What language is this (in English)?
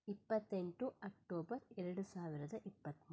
Kannada